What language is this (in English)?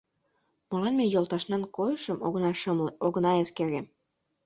Mari